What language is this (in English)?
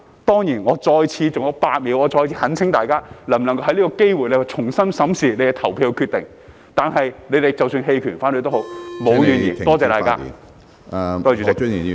Cantonese